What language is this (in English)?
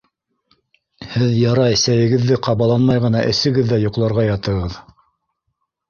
Bashkir